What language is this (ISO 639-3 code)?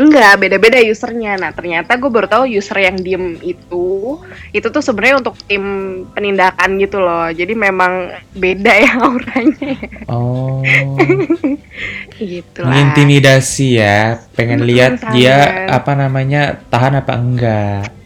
ind